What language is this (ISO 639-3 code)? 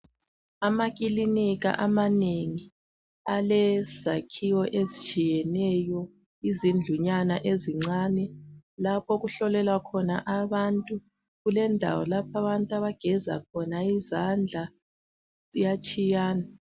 nde